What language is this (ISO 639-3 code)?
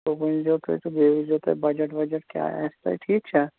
kas